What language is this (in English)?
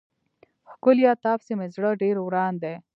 Pashto